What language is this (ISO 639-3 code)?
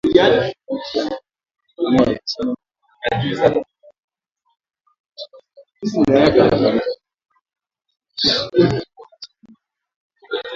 swa